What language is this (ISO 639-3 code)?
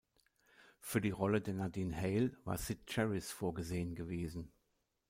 deu